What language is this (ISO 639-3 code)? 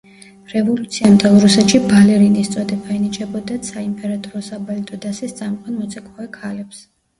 kat